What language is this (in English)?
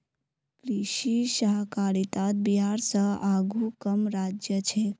Magahi